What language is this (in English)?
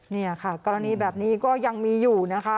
Thai